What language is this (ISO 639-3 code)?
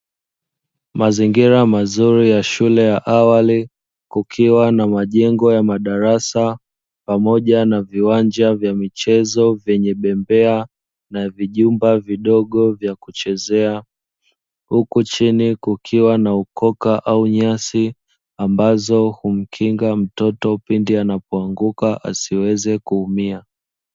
swa